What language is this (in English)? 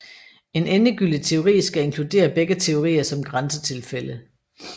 Danish